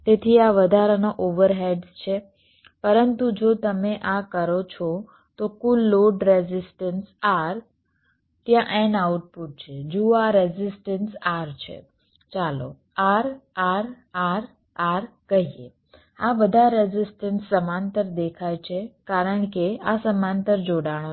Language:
Gujarati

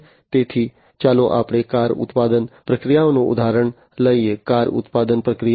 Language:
Gujarati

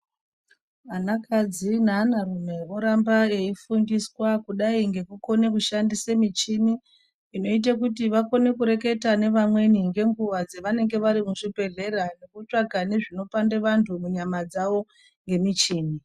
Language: Ndau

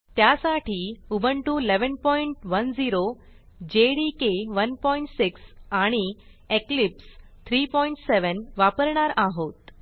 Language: Marathi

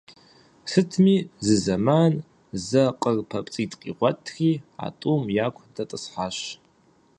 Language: Kabardian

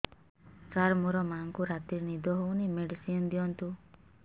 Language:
Odia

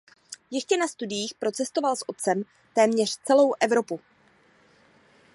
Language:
Czech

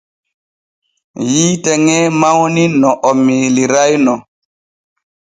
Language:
Borgu Fulfulde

